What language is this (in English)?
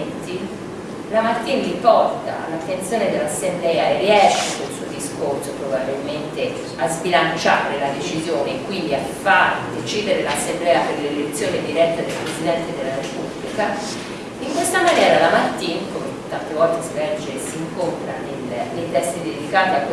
Italian